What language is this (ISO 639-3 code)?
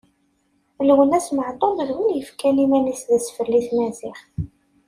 kab